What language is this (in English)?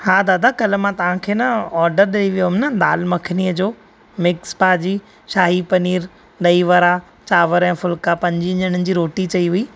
Sindhi